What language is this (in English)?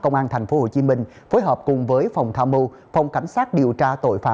Vietnamese